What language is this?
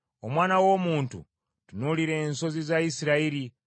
Ganda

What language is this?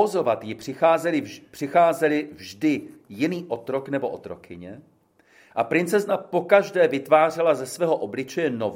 Czech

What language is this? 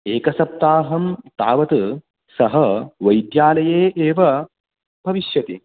Sanskrit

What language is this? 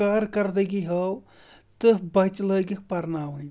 Kashmiri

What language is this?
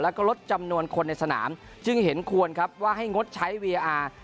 Thai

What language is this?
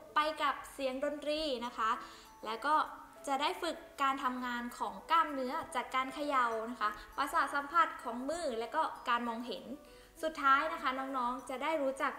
Thai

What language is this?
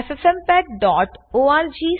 Gujarati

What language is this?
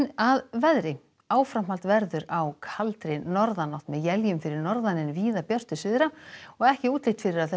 Icelandic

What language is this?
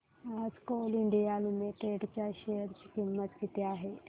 Marathi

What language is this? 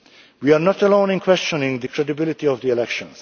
English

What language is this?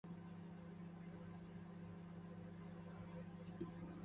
Korean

